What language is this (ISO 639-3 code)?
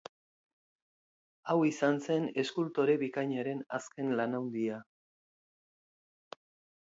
eus